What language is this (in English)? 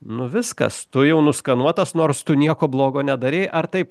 Lithuanian